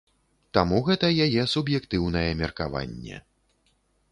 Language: Belarusian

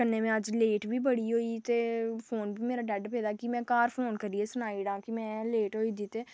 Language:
Dogri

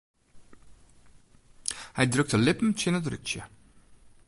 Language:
Western Frisian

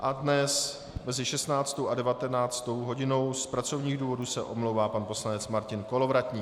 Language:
Czech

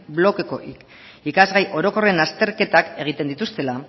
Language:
Basque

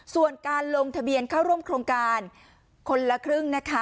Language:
Thai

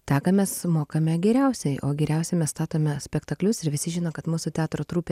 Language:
Lithuanian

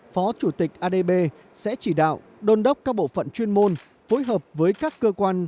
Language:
Vietnamese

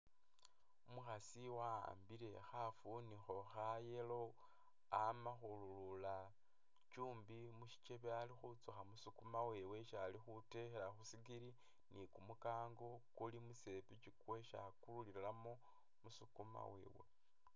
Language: Masaaba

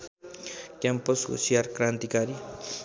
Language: Nepali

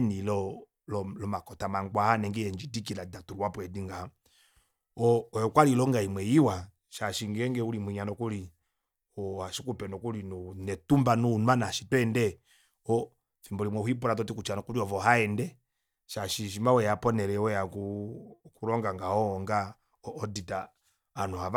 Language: Kuanyama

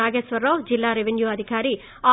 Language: Telugu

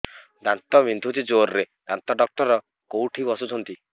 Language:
Odia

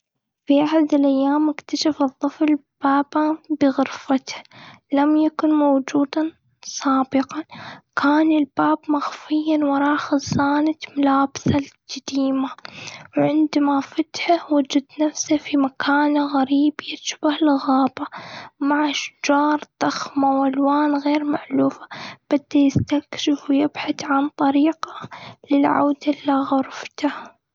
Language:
Gulf Arabic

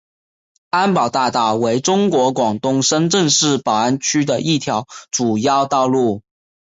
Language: Chinese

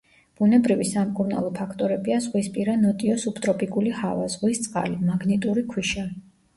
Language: Georgian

